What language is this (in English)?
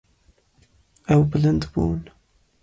Kurdish